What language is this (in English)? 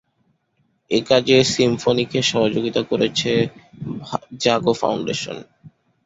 Bangla